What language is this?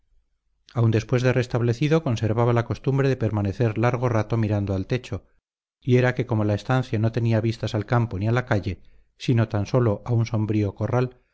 Spanish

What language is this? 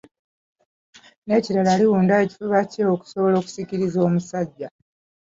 Ganda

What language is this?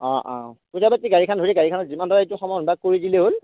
Assamese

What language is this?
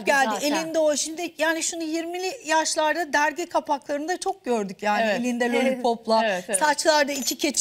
Turkish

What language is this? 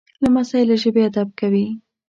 Pashto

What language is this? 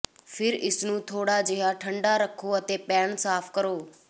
Punjabi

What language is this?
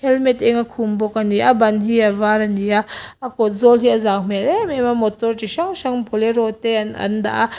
Mizo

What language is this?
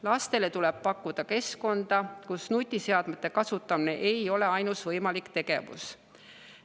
Estonian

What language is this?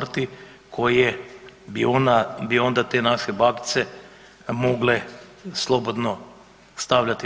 Croatian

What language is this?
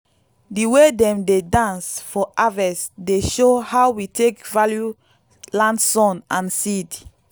Nigerian Pidgin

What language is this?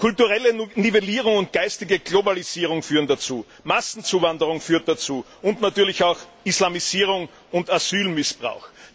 German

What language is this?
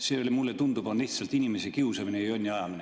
Estonian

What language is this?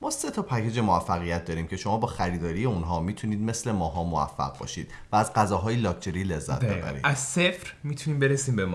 Persian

